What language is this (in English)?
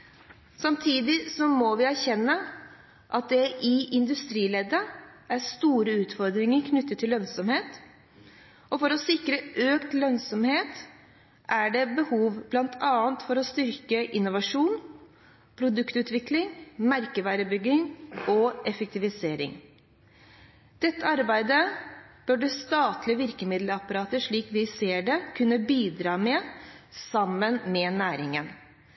Norwegian Nynorsk